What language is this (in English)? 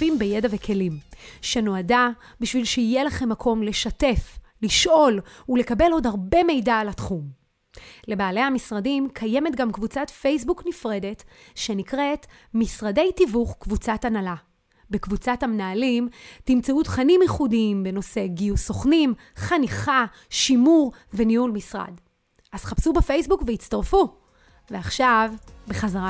Hebrew